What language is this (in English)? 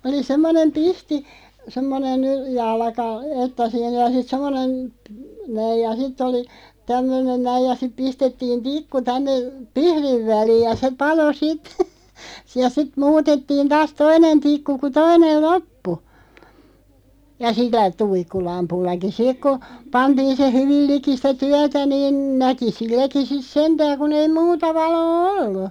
Finnish